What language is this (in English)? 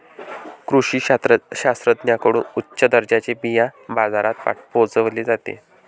Marathi